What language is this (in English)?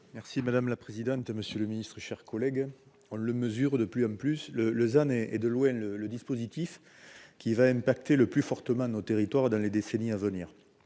French